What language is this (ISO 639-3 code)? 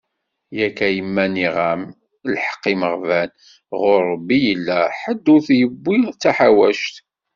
kab